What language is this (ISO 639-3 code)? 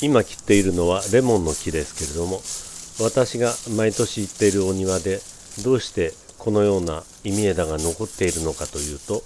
jpn